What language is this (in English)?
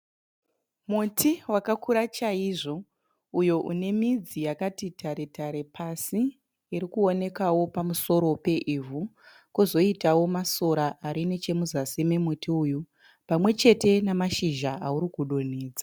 Shona